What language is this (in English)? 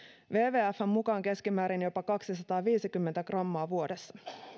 Finnish